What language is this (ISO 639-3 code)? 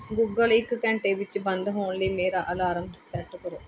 pan